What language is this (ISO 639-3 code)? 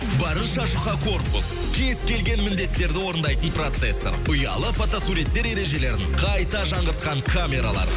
kaz